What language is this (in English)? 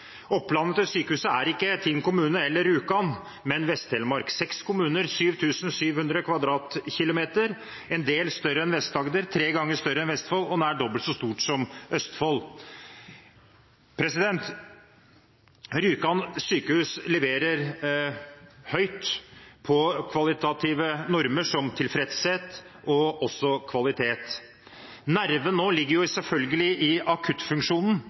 Norwegian Bokmål